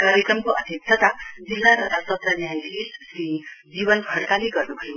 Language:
Nepali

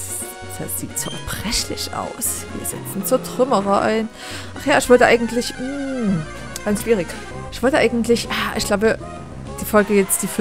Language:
German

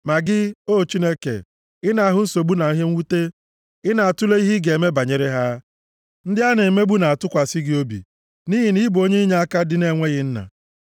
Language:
Igbo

